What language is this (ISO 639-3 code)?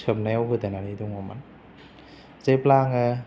brx